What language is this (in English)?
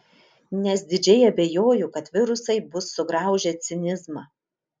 Lithuanian